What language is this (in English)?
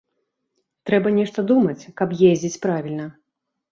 Belarusian